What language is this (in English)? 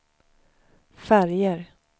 Swedish